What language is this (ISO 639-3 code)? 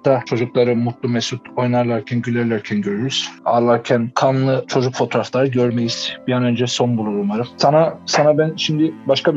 tur